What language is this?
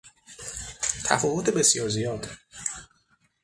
Persian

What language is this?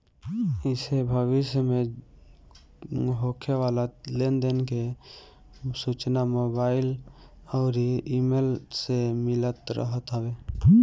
Bhojpuri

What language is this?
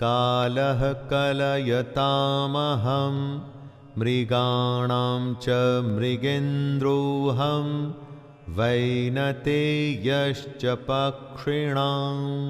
Hindi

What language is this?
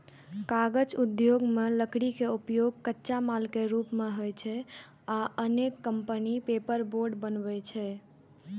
Maithili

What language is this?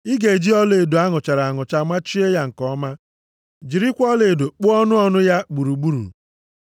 Igbo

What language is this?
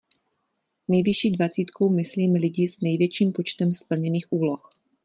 Czech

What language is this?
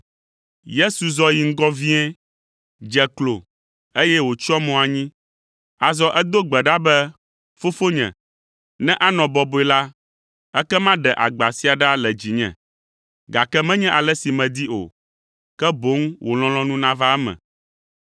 Ewe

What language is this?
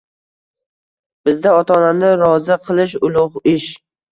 Uzbek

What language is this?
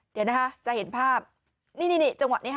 Thai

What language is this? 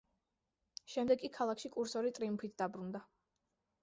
Georgian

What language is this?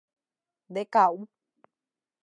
Guarani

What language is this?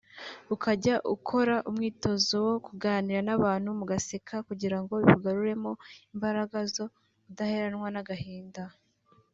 Kinyarwanda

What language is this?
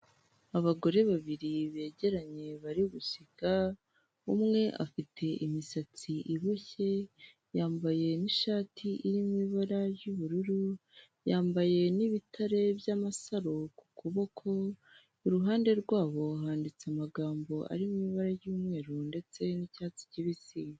Kinyarwanda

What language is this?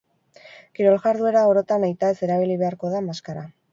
Basque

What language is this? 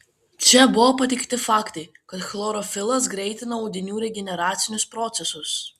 Lithuanian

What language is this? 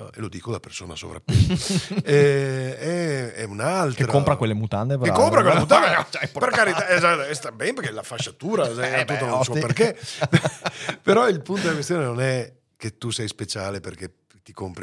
Italian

